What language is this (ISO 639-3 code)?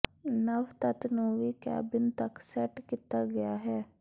pan